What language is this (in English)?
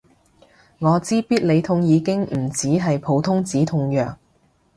Cantonese